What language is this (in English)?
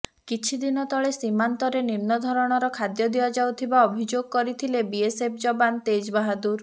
Odia